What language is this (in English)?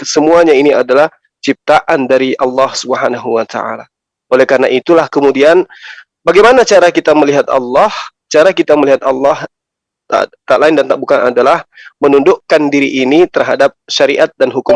Indonesian